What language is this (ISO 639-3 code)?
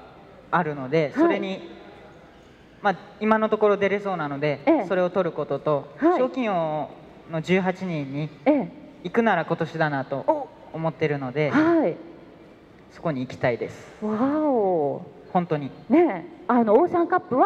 jpn